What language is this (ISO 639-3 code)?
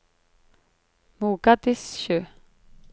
nor